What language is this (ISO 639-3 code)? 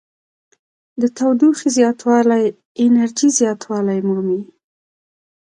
pus